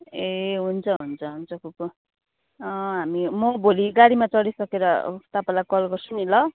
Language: Nepali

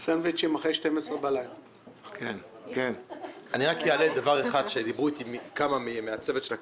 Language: Hebrew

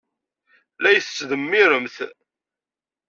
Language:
Kabyle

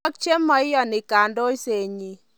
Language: Kalenjin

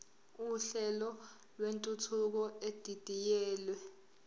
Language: Zulu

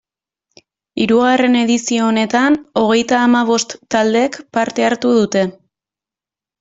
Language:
Basque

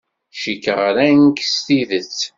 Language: Kabyle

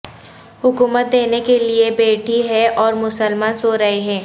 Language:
Urdu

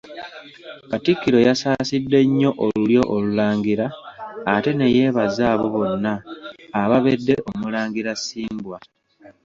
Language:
Ganda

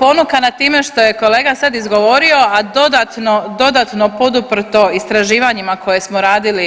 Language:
Croatian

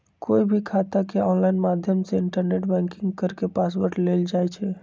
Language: Magahi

